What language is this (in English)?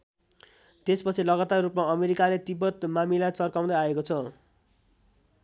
Nepali